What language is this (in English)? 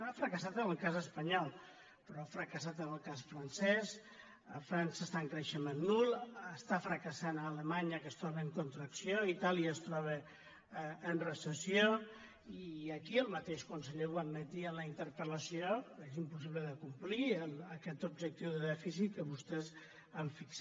Catalan